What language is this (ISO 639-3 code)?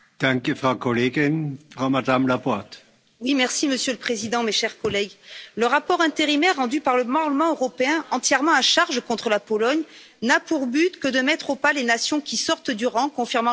fra